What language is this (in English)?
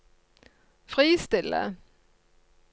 Norwegian